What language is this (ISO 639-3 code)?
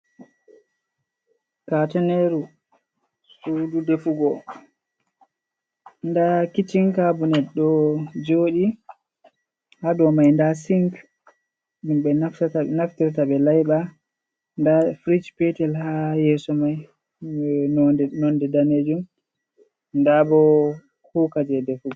ful